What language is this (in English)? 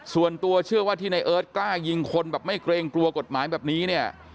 Thai